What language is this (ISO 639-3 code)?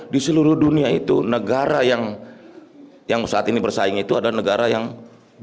ind